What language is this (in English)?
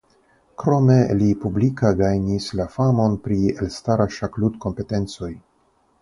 Esperanto